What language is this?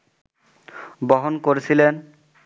Bangla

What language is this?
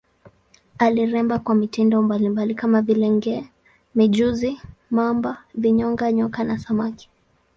Swahili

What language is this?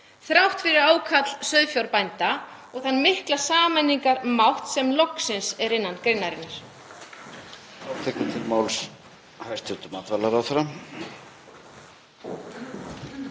Icelandic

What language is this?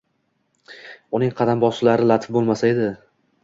Uzbek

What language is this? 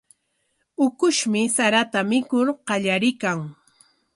Corongo Ancash Quechua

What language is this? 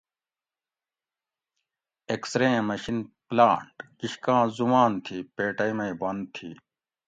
Gawri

